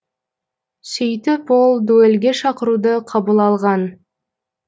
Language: Kazakh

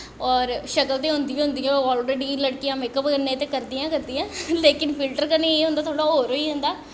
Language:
Dogri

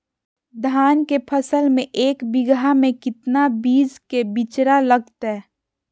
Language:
Magahi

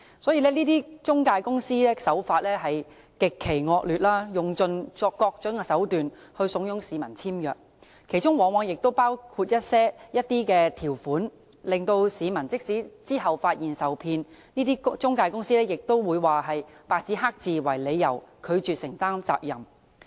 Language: Cantonese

